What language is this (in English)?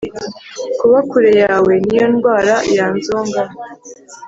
Kinyarwanda